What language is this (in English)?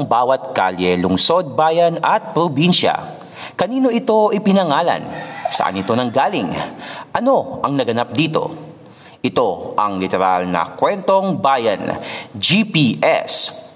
Filipino